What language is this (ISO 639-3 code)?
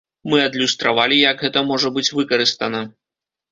bel